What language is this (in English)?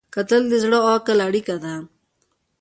Pashto